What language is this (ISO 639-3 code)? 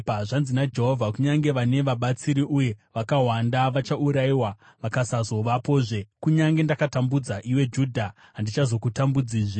sna